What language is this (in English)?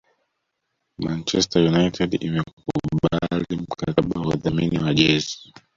Swahili